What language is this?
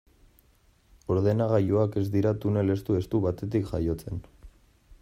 Basque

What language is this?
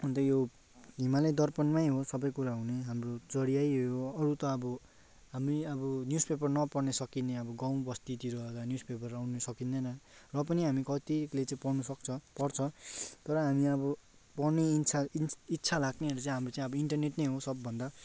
Nepali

